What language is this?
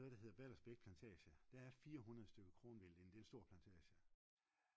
Danish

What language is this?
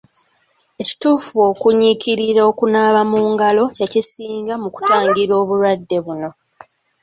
Ganda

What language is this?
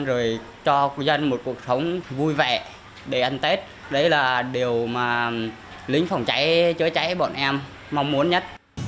Vietnamese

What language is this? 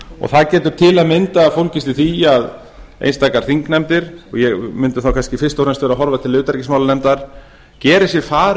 Icelandic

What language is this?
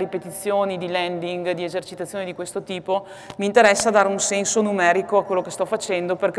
Italian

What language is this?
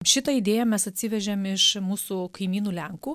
Lithuanian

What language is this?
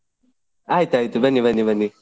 Kannada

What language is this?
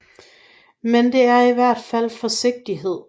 Danish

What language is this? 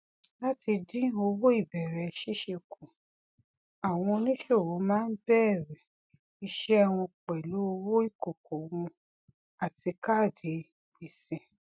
Yoruba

